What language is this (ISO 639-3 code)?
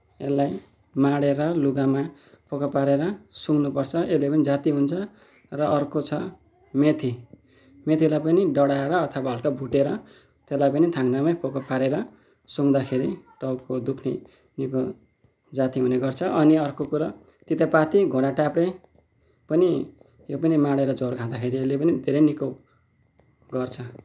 nep